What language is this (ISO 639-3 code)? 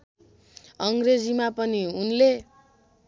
nep